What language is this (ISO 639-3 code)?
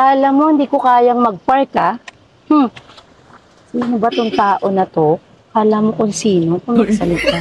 fil